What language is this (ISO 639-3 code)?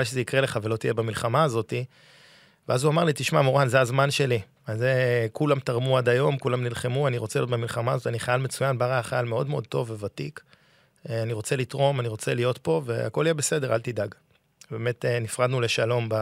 heb